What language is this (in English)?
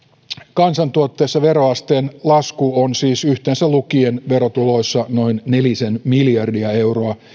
Finnish